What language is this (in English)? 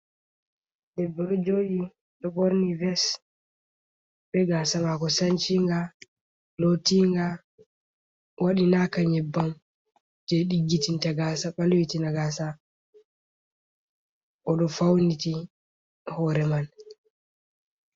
Fula